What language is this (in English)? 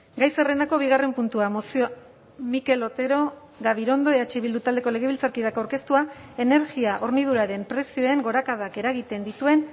Basque